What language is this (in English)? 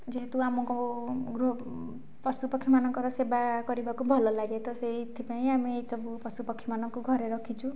Odia